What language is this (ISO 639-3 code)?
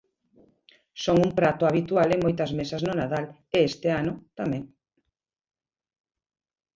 glg